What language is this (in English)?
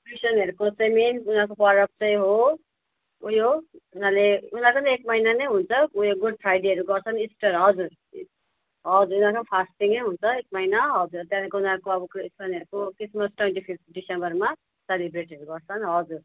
Nepali